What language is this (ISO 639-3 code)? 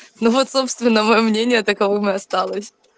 rus